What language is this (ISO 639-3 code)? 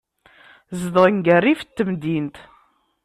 kab